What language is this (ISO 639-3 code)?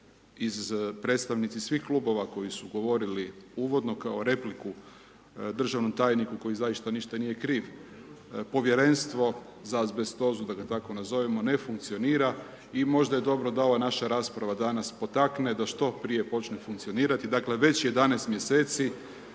hrv